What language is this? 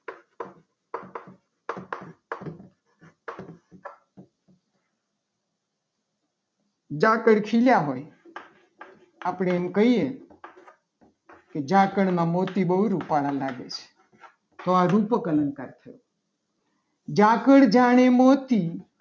Gujarati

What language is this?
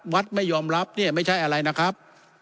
Thai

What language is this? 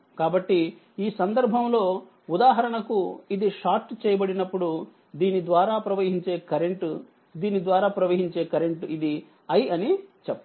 Telugu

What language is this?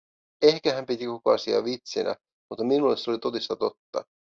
Finnish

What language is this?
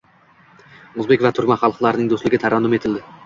Uzbek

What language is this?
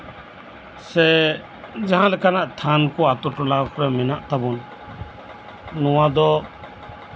Santali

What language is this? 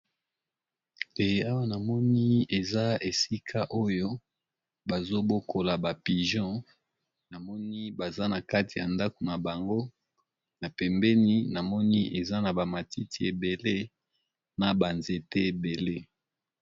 Lingala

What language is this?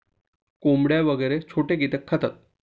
Marathi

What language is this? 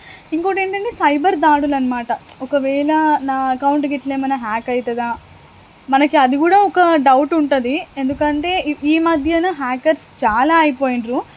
Telugu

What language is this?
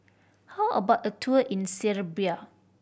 English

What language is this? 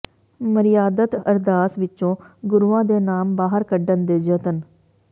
Punjabi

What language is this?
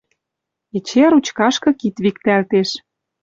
Western Mari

